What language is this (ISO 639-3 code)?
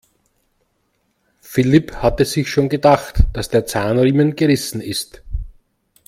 deu